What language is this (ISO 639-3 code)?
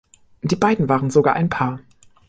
deu